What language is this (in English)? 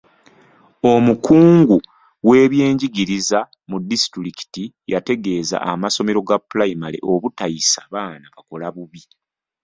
Ganda